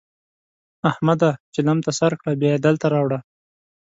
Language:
Pashto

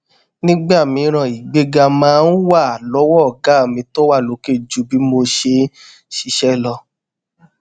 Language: Yoruba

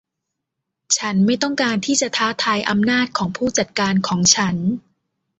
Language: Thai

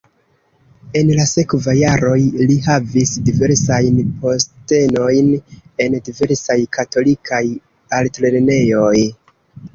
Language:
Esperanto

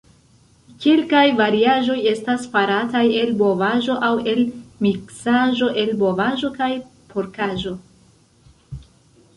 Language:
Esperanto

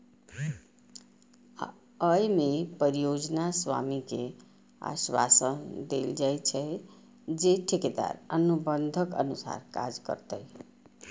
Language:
Maithili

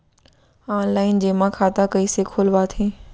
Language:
Chhattisgarhi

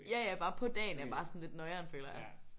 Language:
Danish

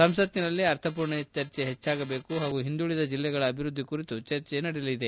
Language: Kannada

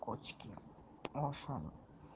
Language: Russian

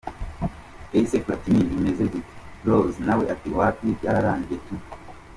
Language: Kinyarwanda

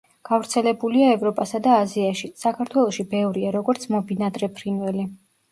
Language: Georgian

